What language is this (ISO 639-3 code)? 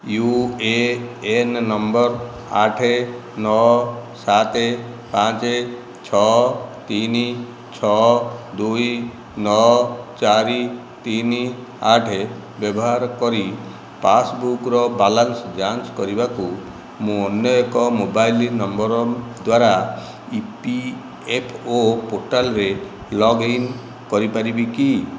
ori